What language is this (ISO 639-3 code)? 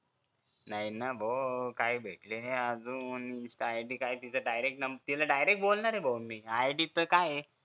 mar